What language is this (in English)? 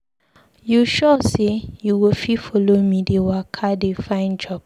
Nigerian Pidgin